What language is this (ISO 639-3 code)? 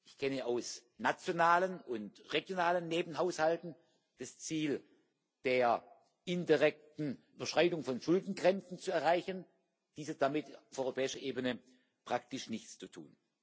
deu